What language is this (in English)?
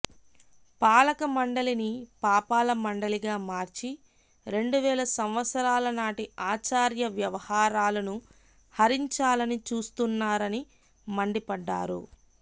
Telugu